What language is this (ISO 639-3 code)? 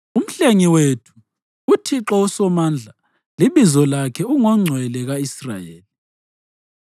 nde